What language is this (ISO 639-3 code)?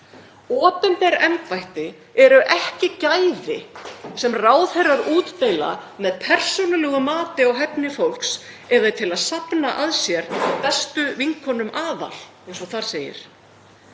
isl